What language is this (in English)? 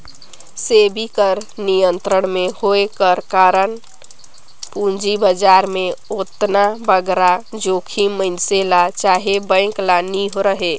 Chhattisgarhi